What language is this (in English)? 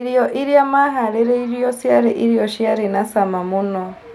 Kikuyu